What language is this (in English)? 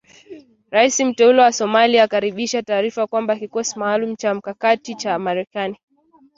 Swahili